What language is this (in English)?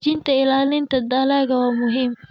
Somali